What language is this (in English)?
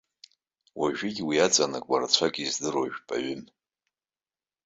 Abkhazian